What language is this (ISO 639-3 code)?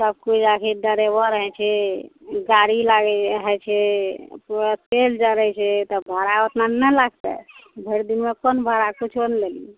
mai